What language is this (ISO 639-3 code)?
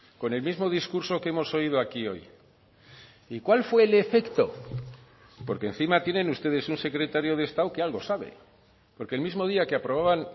spa